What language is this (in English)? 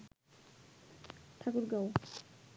Bangla